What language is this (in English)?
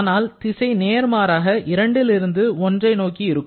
Tamil